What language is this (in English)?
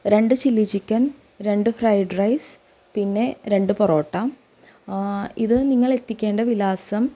Malayalam